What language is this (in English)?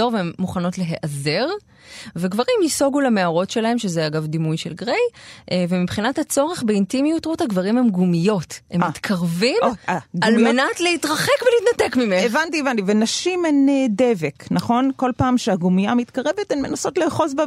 Hebrew